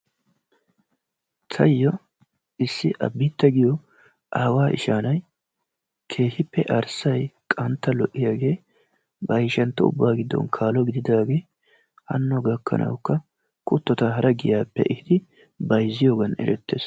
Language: Wolaytta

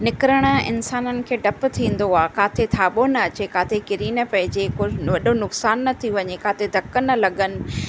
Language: Sindhi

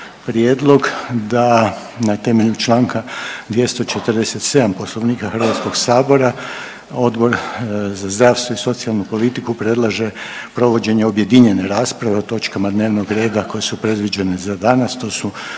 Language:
Croatian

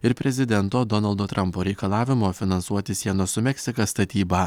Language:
Lithuanian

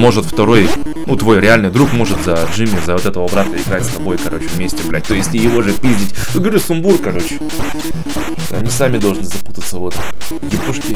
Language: Russian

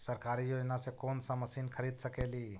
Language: Magahi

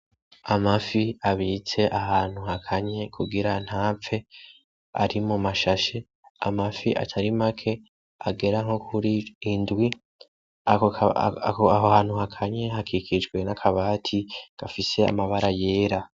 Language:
Rundi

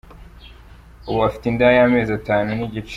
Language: Kinyarwanda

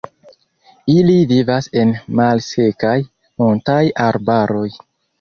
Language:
Esperanto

